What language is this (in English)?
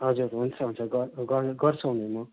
Nepali